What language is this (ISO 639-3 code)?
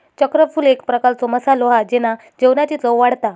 mar